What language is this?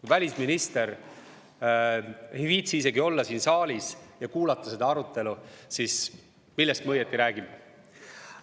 Estonian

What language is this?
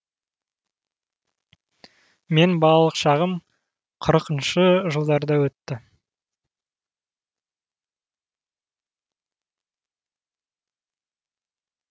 Kazakh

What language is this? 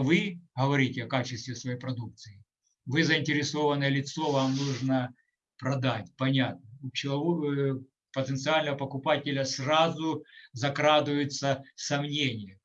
Russian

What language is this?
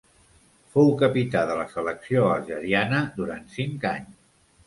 Catalan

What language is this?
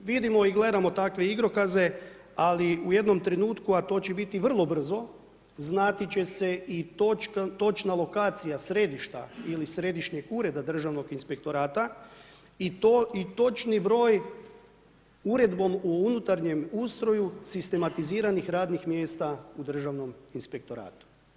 Croatian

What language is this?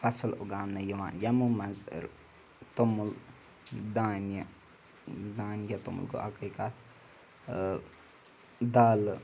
Kashmiri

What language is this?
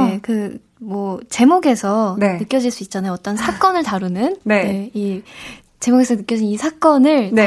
Korean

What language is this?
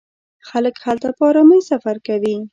Pashto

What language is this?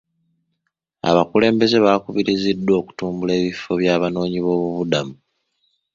Ganda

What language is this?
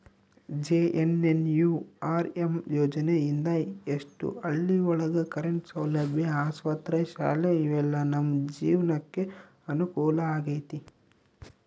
Kannada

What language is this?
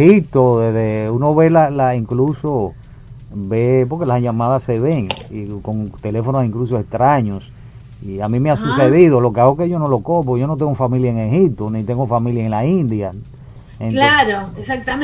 Spanish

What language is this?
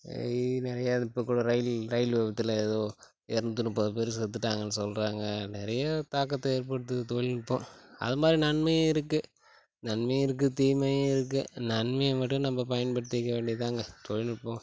Tamil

